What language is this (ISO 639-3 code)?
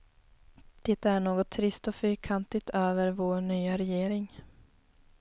swe